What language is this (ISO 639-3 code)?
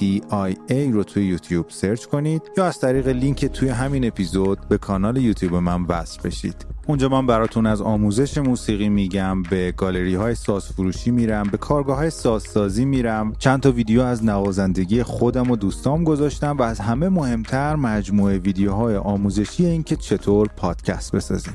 fas